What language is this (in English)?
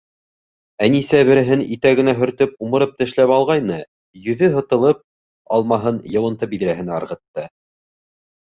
Bashkir